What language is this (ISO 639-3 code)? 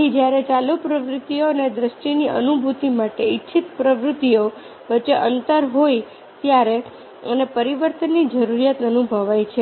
guj